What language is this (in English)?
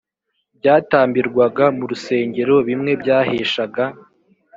Kinyarwanda